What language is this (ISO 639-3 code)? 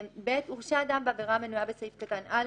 heb